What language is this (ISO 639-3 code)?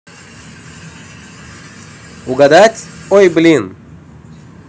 rus